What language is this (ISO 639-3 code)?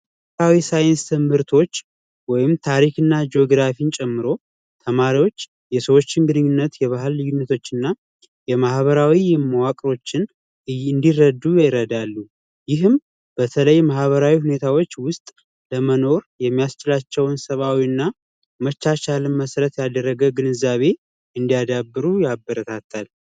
amh